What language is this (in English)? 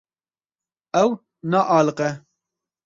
Kurdish